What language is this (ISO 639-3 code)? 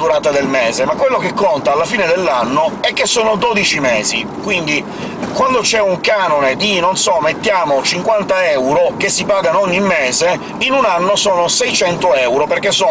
ita